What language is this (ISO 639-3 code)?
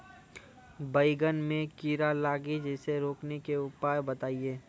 mai